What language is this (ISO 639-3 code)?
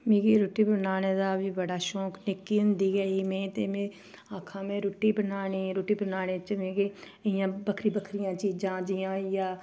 doi